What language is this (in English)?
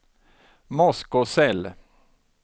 Swedish